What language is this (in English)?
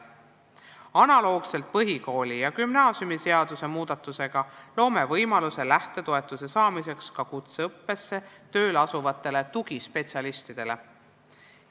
Estonian